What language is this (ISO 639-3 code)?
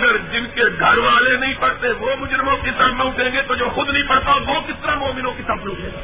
urd